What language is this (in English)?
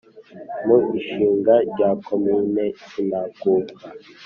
Kinyarwanda